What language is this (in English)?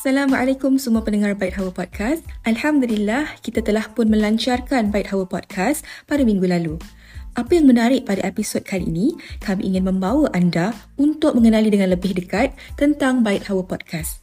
Malay